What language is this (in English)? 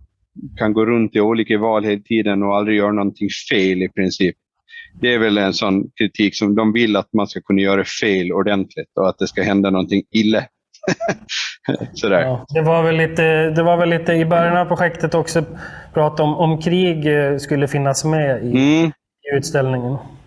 Swedish